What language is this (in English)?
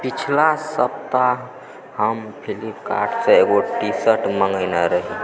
Maithili